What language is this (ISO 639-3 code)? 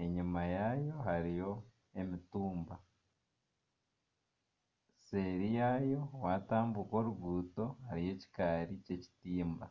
nyn